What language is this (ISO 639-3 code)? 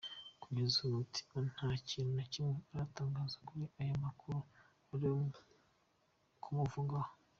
kin